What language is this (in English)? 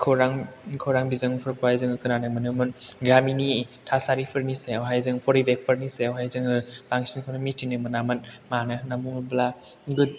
Bodo